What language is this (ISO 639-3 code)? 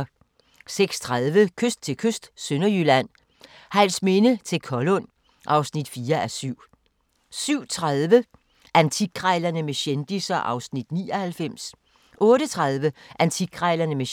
dan